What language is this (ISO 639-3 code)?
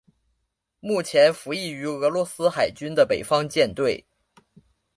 zho